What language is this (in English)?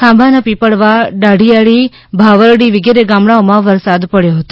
Gujarati